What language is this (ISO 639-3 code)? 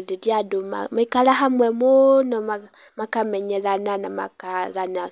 kik